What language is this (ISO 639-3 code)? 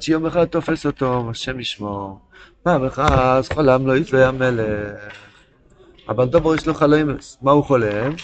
heb